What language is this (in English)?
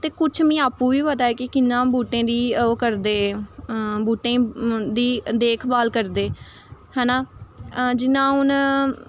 Dogri